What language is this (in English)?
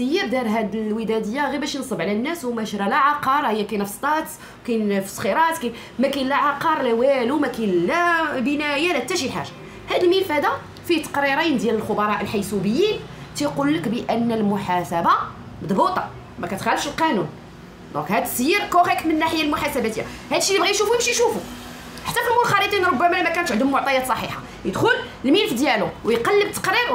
Arabic